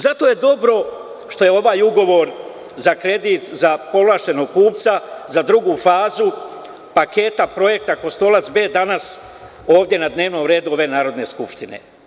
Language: Serbian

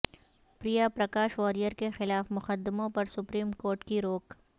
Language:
Urdu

